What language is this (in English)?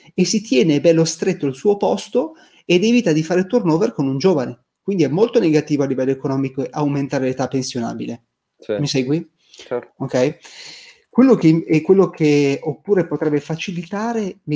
Italian